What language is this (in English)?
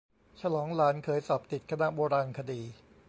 Thai